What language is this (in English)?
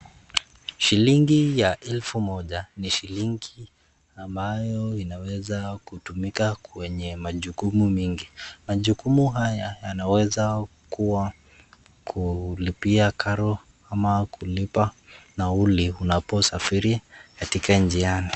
Swahili